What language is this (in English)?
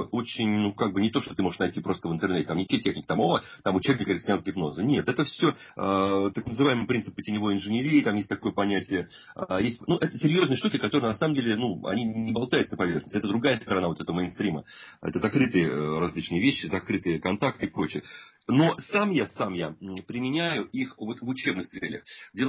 Russian